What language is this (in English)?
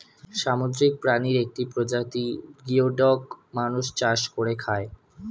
Bangla